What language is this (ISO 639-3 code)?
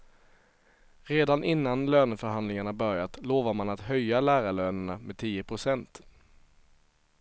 swe